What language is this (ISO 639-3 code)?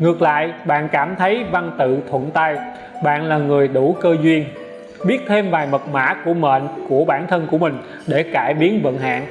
vie